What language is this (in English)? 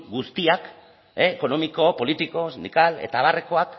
Basque